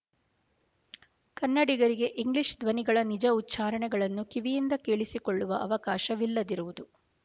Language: Kannada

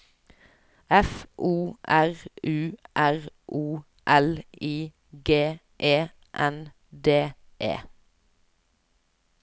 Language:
Norwegian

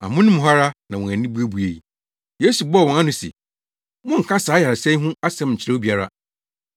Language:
Akan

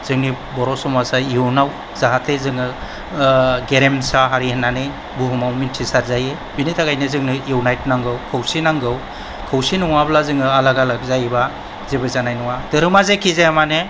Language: Bodo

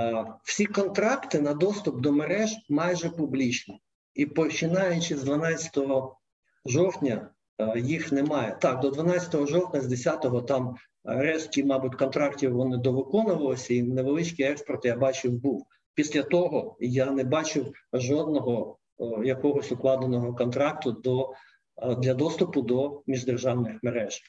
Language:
Ukrainian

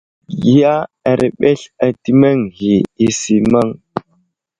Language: Wuzlam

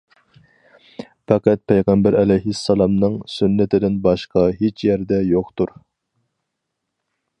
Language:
Uyghur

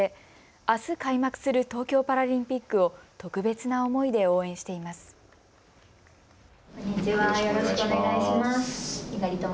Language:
Japanese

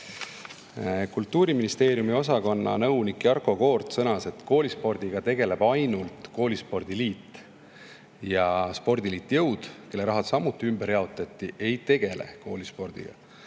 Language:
Estonian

